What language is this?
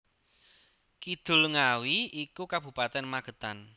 Javanese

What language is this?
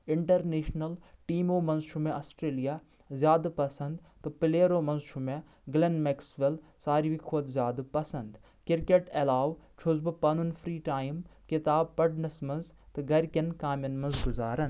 Kashmiri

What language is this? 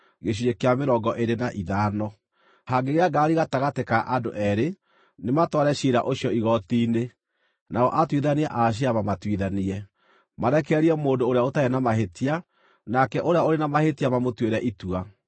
Kikuyu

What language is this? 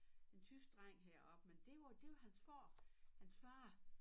Danish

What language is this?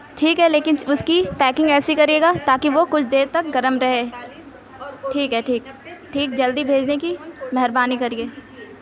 Urdu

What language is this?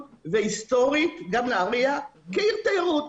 Hebrew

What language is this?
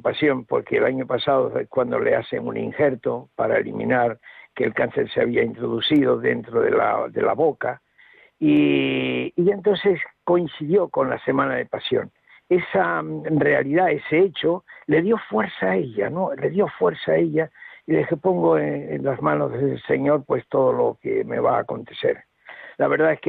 Spanish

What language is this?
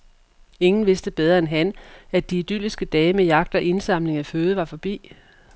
Danish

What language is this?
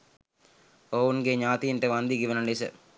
Sinhala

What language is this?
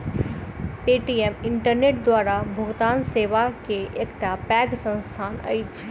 Maithili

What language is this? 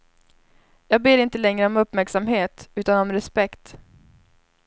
Swedish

